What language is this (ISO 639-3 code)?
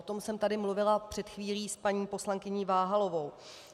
ces